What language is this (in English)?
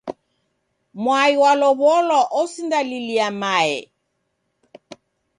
Taita